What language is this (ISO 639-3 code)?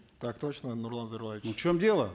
kaz